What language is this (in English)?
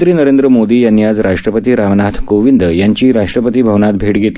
Marathi